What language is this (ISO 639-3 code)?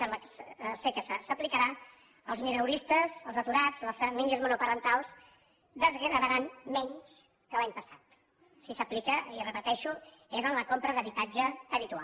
cat